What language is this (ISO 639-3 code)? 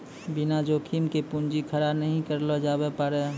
mai